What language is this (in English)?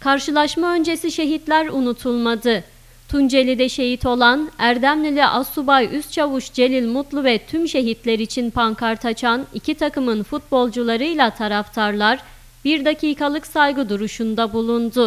Turkish